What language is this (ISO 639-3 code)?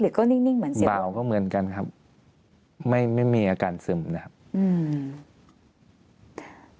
tha